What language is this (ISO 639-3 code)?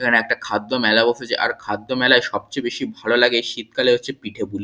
ben